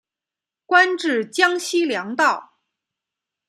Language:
Chinese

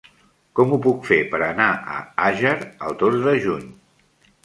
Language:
Catalan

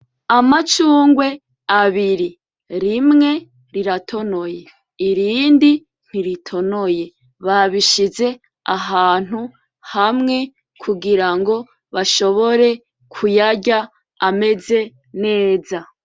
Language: Rundi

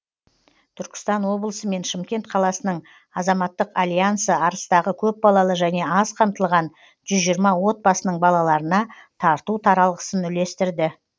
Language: Kazakh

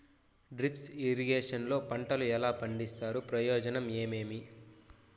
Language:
Telugu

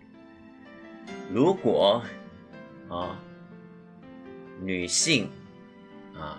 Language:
Chinese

